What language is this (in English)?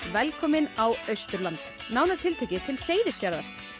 Icelandic